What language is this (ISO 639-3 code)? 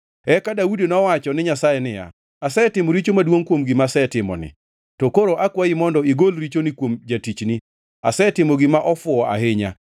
luo